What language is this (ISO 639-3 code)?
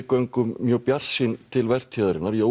isl